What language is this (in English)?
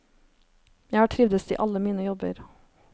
Norwegian